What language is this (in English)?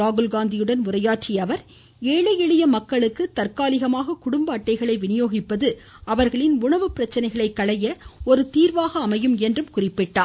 Tamil